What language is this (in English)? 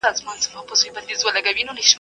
Pashto